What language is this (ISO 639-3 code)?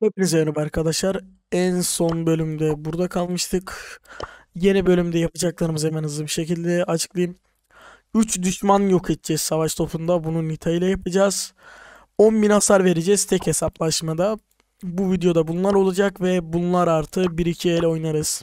tur